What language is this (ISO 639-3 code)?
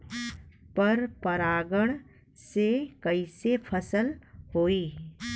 bho